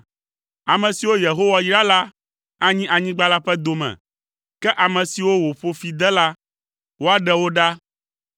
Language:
Ewe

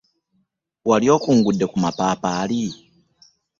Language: Ganda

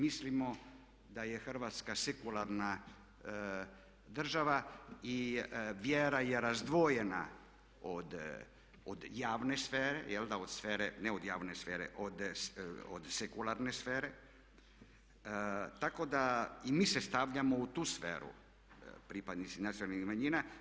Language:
Croatian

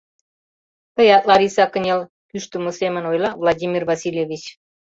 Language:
Mari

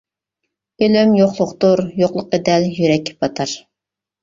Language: Uyghur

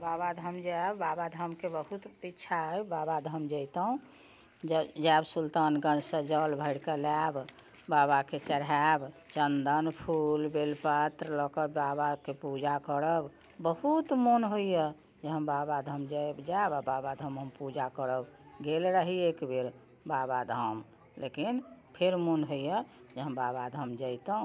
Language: Maithili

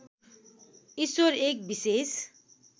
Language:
Nepali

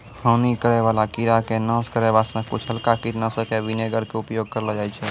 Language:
Maithili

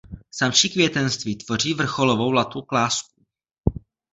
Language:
Czech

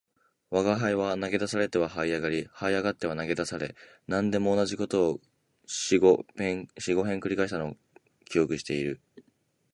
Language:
Japanese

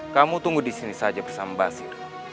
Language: Indonesian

